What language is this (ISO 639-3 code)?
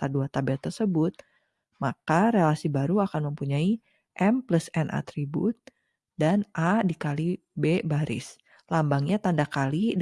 ind